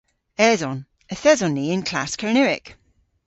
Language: Cornish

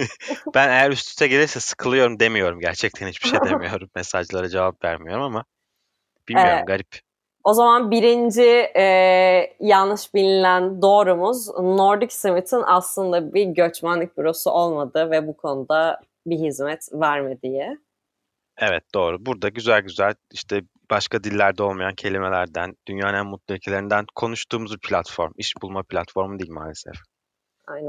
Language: Turkish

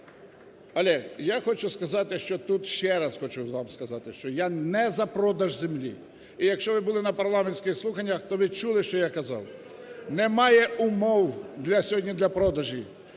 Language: Ukrainian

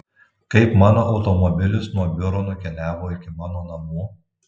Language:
Lithuanian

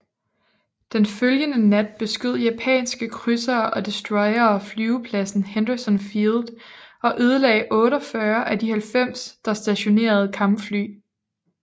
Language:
Danish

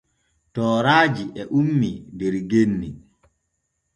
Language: Borgu Fulfulde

